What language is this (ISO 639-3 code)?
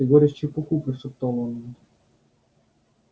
rus